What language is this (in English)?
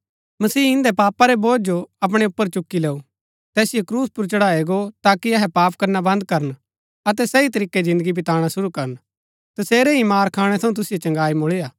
Gaddi